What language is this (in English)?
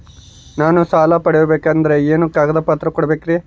Kannada